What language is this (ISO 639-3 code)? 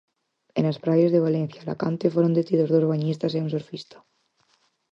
glg